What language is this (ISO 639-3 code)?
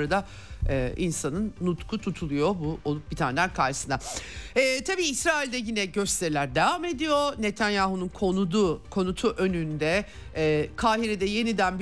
tur